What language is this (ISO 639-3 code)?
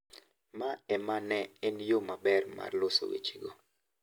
luo